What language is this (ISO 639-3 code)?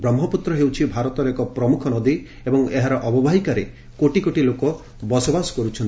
ori